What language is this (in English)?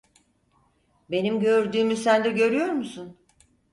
Turkish